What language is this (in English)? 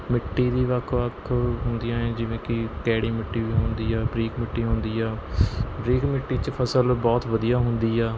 Punjabi